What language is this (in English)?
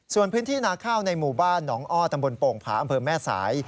Thai